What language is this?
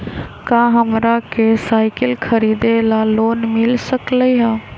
Magahi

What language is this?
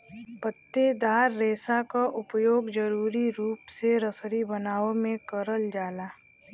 Bhojpuri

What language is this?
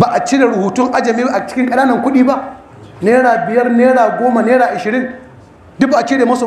Arabic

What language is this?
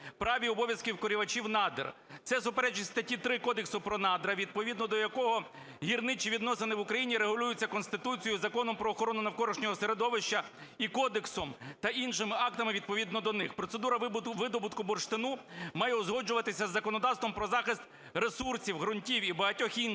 Ukrainian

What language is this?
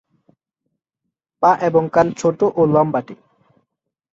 Bangla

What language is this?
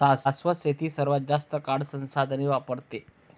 Marathi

